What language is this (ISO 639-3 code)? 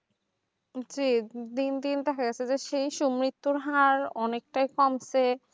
ben